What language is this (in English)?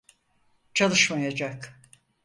Turkish